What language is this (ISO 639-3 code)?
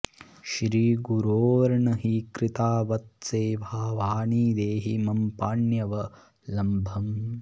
san